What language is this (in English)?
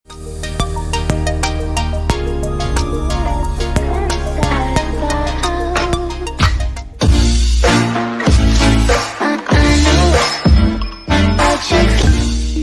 Vietnamese